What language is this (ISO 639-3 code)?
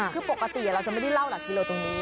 tha